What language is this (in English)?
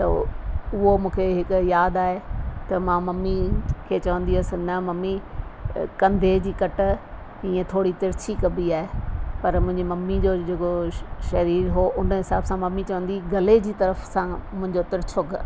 Sindhi